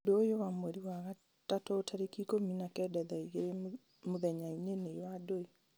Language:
Kikuyu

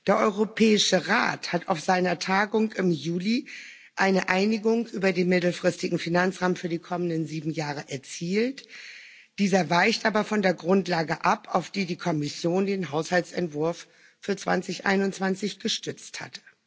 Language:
German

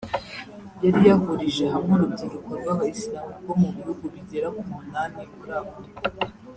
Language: Kinyarwanda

